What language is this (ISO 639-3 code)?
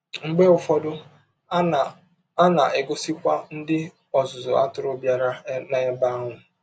ibo